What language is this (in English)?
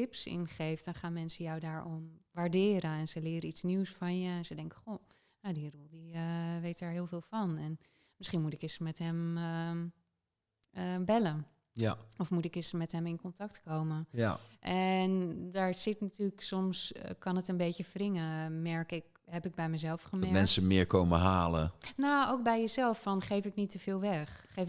Dutch